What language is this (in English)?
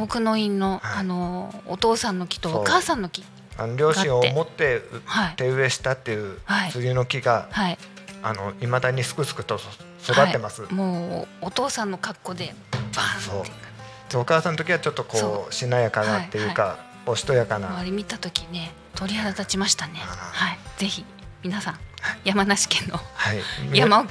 Japanese